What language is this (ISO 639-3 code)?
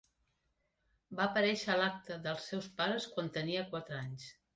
cat